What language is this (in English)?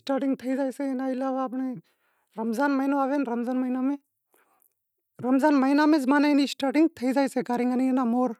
Wadiyara Koli